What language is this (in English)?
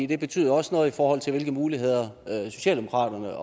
Danish